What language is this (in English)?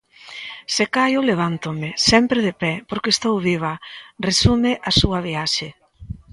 Galician